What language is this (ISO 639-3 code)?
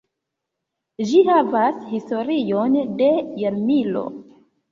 epo